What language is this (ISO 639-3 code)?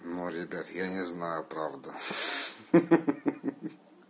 rus